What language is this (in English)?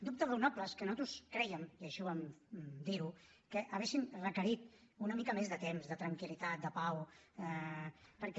Catalan